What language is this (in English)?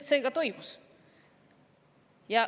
Estonian